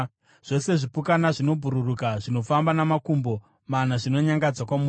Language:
Shona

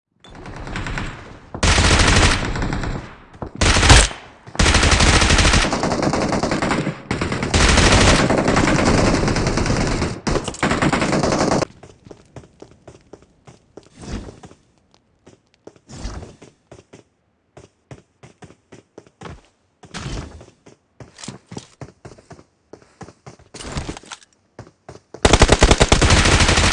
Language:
Estonian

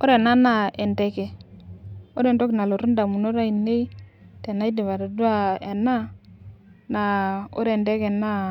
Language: Masai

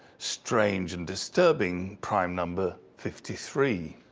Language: English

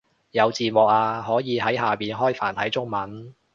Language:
Cantonese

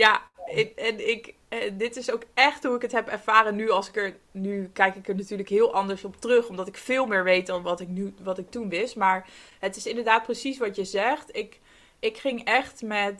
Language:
Dutch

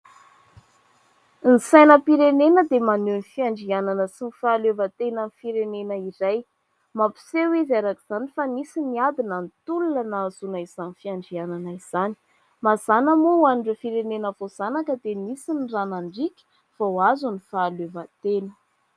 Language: Malagasy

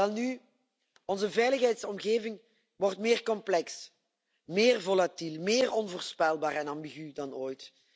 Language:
Dutch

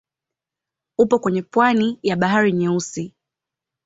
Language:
Swahili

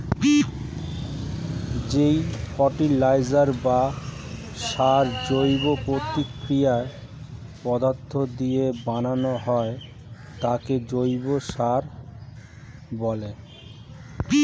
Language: Bangla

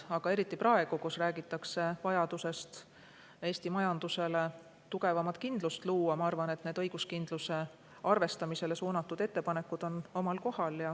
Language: Estonian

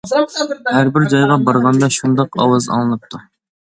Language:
Uyghur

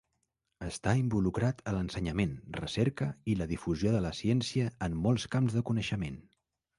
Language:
Catalan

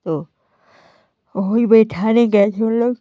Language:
Hindi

